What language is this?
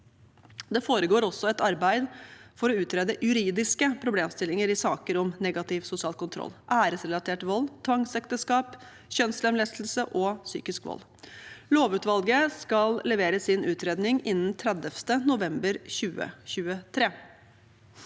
Norwegian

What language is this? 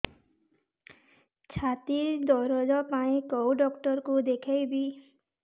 Odia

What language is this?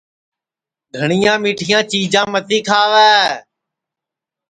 Sansi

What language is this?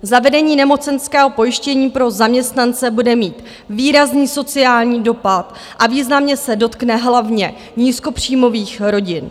Czech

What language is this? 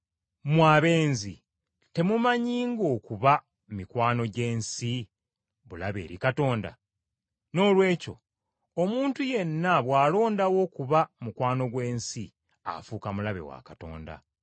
Ganda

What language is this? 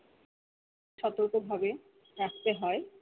Bangla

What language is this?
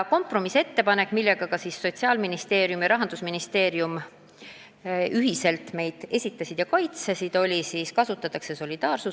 Estonian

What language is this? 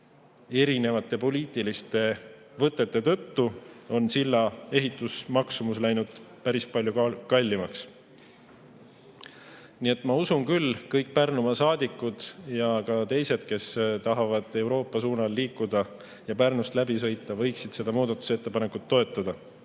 Estonian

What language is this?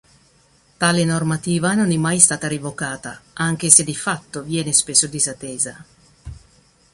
Italian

